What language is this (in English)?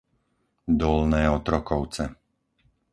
Slovak